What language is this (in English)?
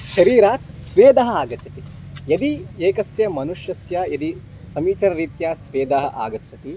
Sanskrit